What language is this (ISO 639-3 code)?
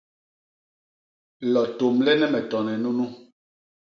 bas